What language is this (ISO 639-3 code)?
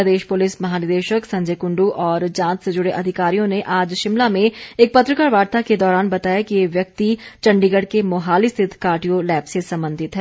hin